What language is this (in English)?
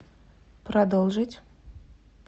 Russian